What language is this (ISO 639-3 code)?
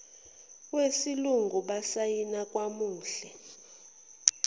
zul